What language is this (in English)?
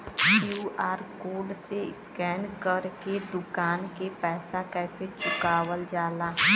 Bhojpuri